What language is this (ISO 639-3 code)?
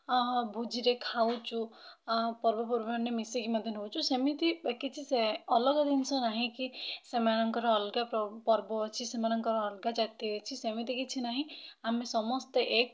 ori